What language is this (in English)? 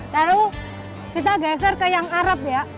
Indonesian